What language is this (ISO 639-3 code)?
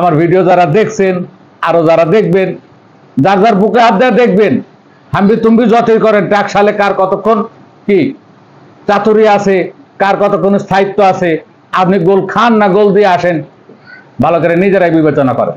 ara